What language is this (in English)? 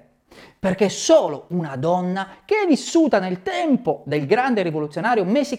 Italian